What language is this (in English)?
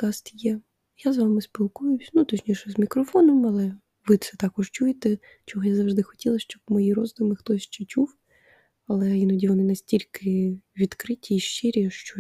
Ukrainian